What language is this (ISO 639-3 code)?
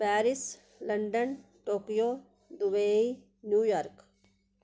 doi